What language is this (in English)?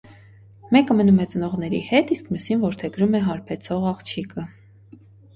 Armenian